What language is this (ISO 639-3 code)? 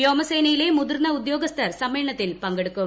mal